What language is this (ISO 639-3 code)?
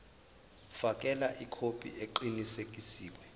zul